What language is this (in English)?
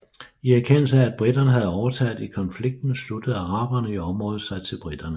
Danish